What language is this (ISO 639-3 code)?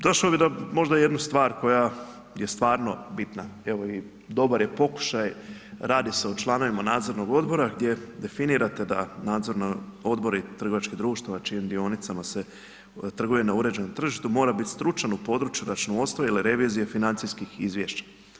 hrv